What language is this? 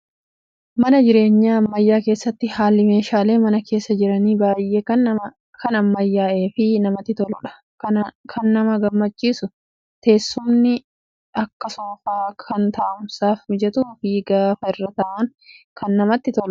Oromo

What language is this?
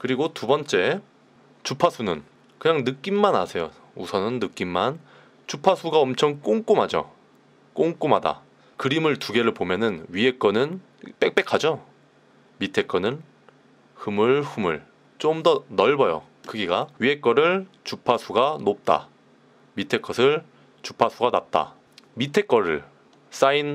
Korean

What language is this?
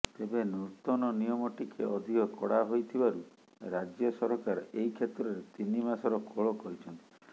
Odia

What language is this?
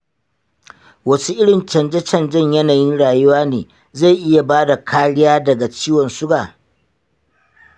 Hausa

